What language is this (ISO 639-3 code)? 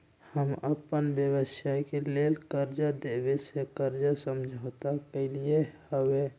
mag